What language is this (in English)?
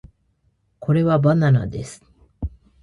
Japanese